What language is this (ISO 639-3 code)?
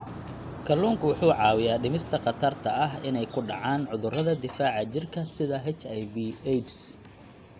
som